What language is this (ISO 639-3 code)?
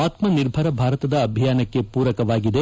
kan